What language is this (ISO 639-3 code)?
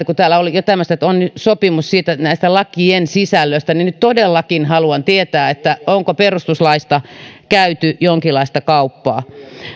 fin